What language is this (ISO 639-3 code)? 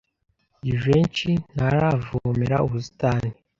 kin